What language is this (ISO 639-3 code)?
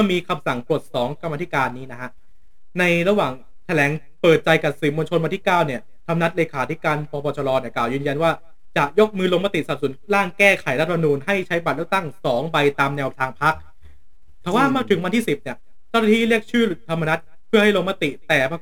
tha